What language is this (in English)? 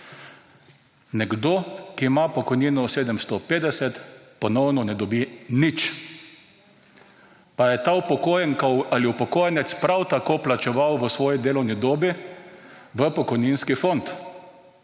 Slovenian